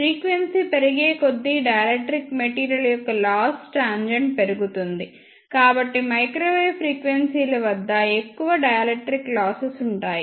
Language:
Telugu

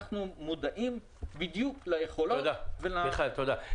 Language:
Hebrew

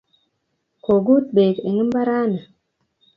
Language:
Kalenjin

